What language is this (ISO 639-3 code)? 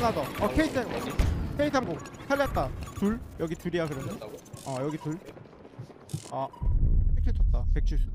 kor